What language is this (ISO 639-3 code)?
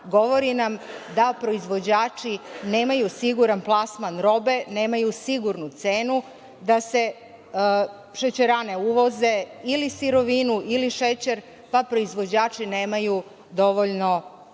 srp